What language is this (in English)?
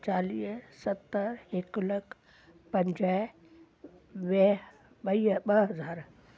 Sindhi